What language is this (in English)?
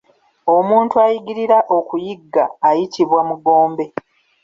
Ganda